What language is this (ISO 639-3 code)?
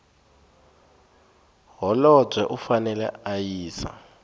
tso